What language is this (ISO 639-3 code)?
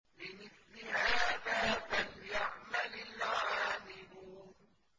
ara